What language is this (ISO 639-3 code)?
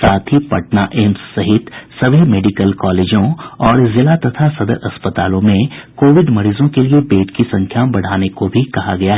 hin